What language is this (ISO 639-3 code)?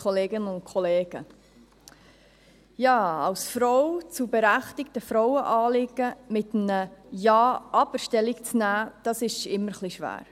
gsw